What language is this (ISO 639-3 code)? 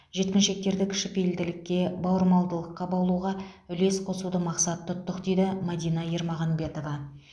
kaz